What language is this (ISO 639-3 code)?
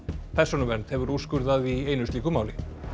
isl